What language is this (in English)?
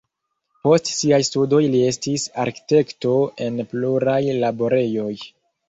Esperanto